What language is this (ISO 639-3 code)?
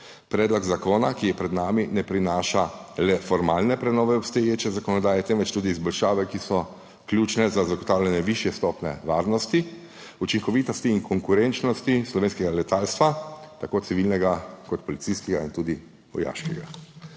slv